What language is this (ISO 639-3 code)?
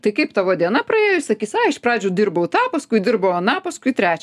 lit